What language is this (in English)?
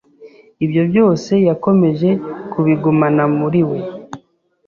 Kinyarwanda